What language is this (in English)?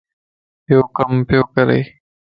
Lasi